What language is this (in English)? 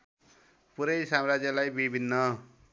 Nepali